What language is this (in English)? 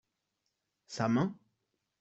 French